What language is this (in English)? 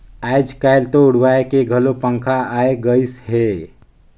Chhattisgarhi